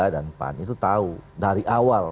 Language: Indonesian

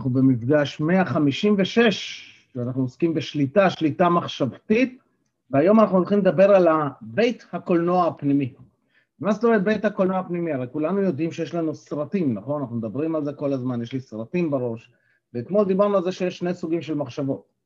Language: Hebrew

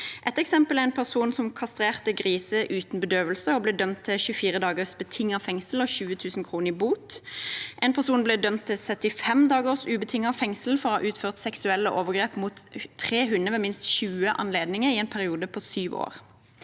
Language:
Norwegian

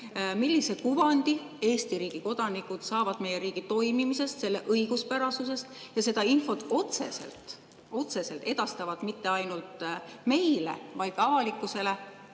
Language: Estonian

